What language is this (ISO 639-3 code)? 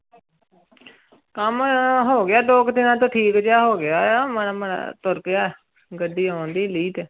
pan